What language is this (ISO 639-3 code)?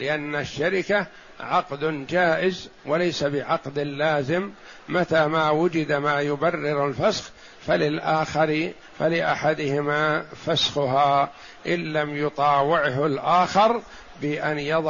ara